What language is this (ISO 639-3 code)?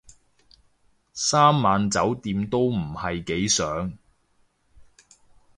yue